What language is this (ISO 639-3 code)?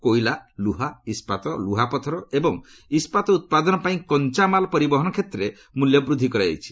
ori